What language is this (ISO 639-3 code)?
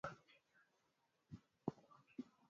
swa